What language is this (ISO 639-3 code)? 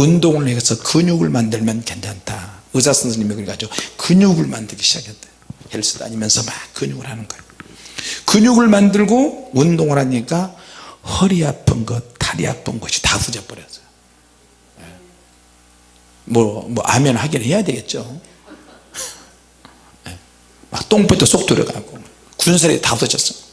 kor